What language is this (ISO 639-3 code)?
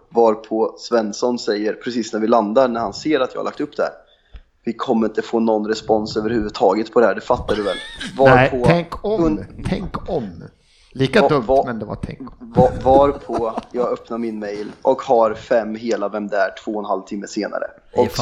swe